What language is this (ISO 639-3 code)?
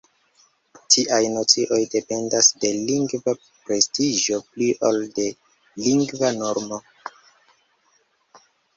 epo